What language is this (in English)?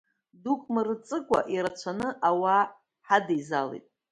Abkhazian